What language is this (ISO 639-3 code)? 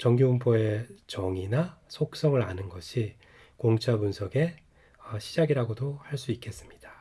kor